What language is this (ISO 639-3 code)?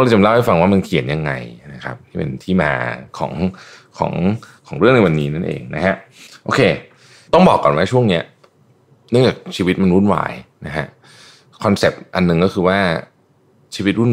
tha